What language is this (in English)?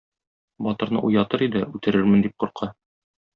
Tatar